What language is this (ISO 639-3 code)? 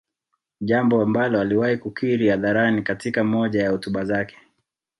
swa